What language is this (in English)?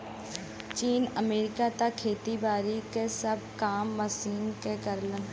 Bhojpuri